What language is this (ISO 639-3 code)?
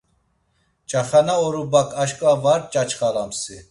lzz